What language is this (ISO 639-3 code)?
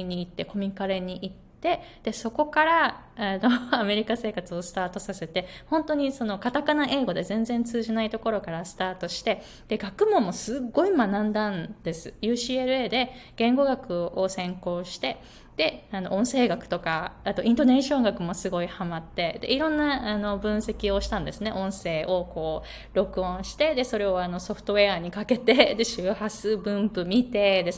jpn